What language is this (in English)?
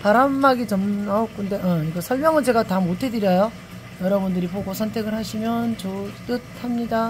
Korean